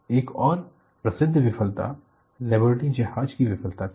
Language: Hindi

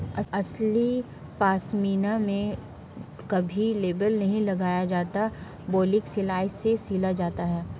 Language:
Hindi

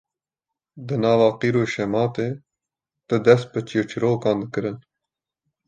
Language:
Kurdish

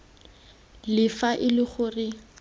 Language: Tswana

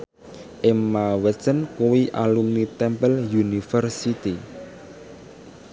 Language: Javanese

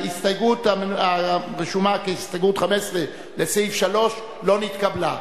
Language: Hebrew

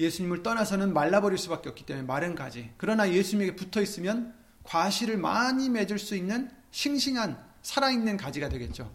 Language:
Korean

